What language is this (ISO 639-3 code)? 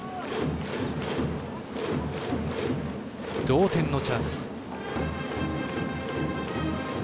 jpn